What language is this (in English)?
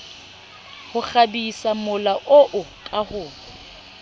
Southern Sotho